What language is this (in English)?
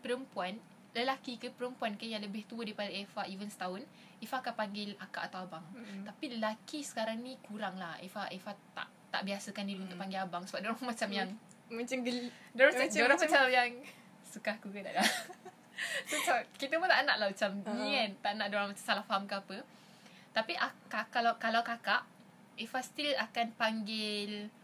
Malay